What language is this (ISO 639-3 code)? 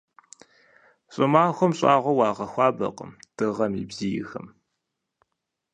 kbd